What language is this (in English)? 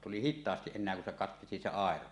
Finnish